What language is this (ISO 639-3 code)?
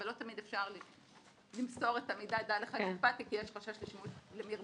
heb